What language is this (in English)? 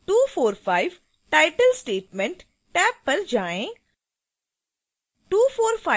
Hindi